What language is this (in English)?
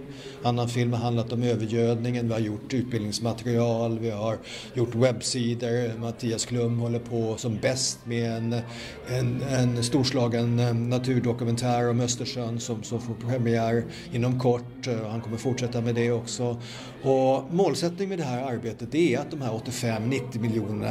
Swedish